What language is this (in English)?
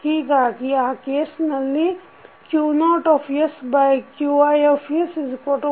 Kannada